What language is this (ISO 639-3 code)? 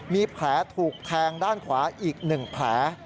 tha